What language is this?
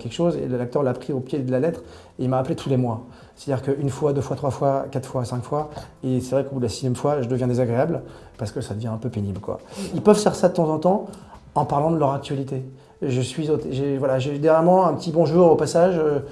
French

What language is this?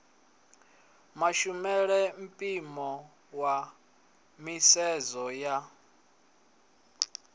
Venda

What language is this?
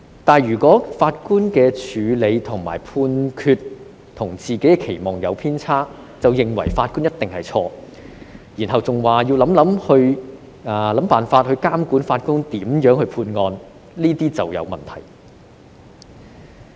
Cantonese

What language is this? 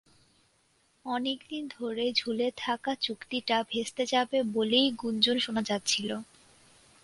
Bangla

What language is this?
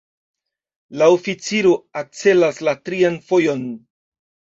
Esperanto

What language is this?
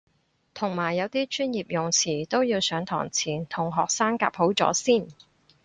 Cantonese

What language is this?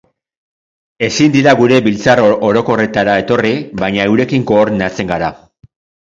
Basque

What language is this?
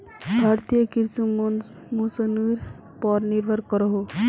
Magahi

